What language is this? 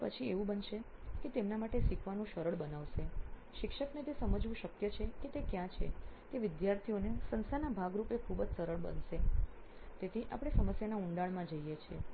Gujarati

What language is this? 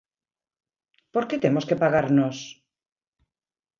Galician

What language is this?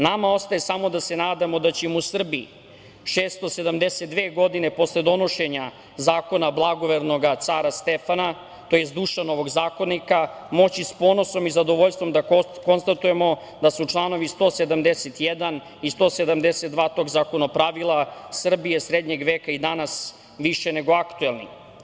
Serbian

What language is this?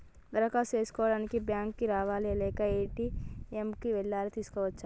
Telugu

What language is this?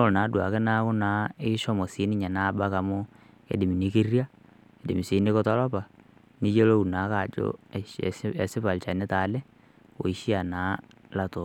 Masai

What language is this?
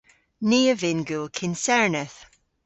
Cornish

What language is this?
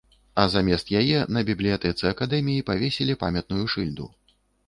Belarusian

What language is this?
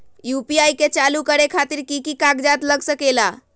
Magahi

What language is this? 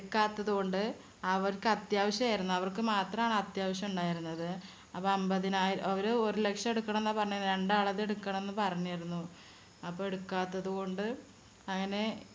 Malayalam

